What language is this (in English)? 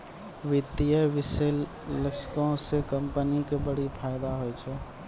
Maithili